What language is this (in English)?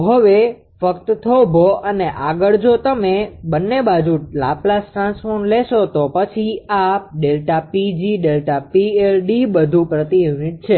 Gujarati